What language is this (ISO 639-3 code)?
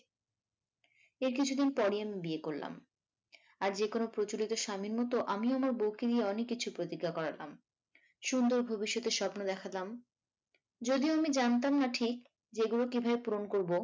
ben